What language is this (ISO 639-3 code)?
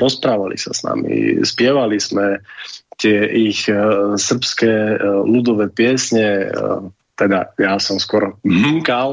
slk